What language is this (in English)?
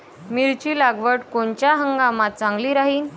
Marathi